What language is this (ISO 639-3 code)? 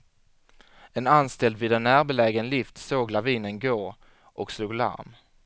swe